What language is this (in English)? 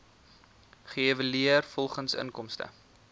Afrikaans